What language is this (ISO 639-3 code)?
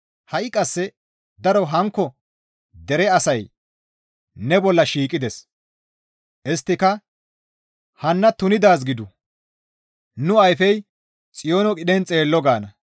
gmv